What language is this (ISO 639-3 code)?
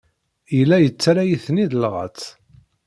kab